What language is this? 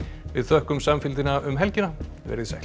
Icelandic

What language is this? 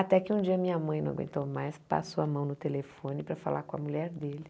Portuguese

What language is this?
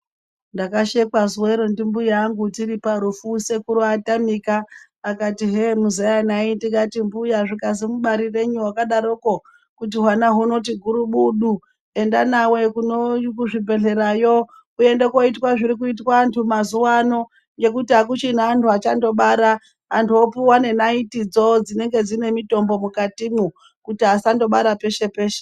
Ndau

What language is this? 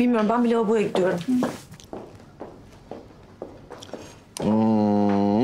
Turkish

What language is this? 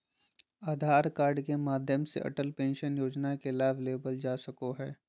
Magahi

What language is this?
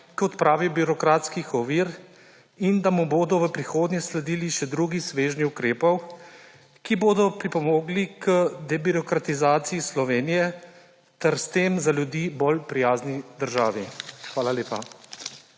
Slovenian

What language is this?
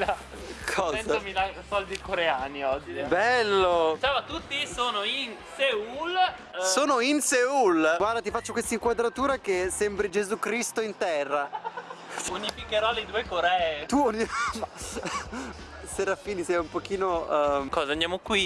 Italian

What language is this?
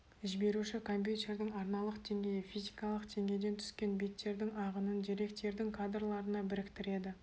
Kazakh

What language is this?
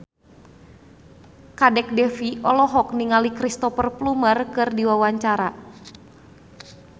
Sundanese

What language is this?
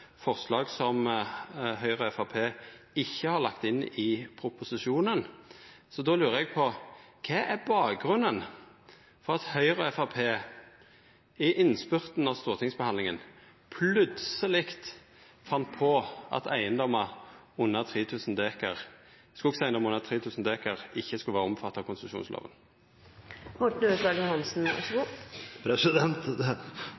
Norwegian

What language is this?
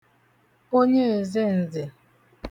Igbo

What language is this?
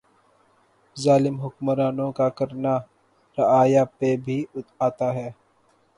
Urdu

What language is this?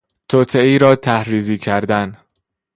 Persian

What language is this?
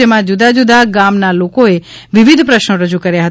Gujarati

